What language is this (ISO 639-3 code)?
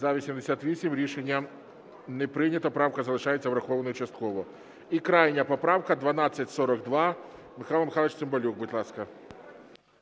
ukr